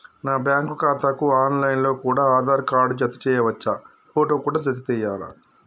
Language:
Telugu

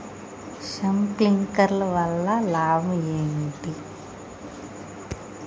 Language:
Telugu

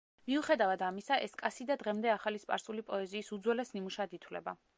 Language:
Georgian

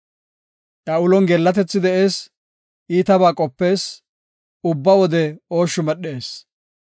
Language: Gofa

